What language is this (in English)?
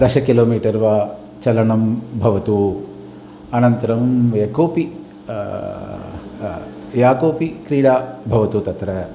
Sanskrit